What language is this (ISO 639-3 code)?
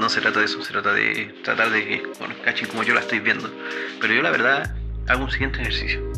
spa